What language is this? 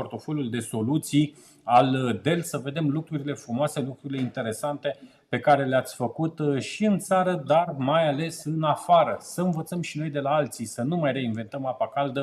Romanian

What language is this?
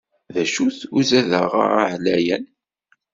Kabyle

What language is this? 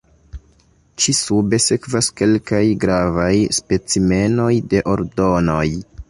Esperanto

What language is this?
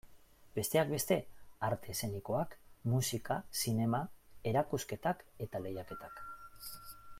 Basque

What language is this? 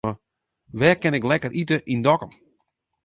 Western Frisian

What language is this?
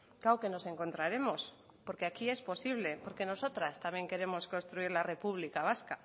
Spanish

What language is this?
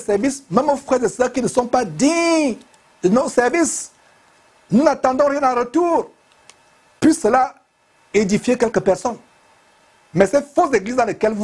French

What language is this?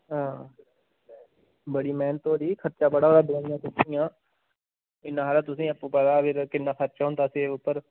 Dogri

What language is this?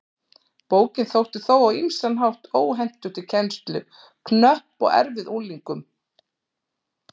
Icelandic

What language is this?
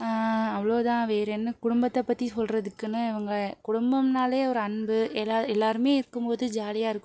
Tamil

